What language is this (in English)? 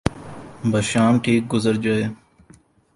Urdu